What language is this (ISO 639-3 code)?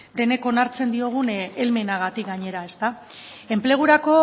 eus